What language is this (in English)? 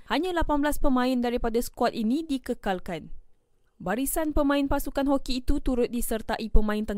Malay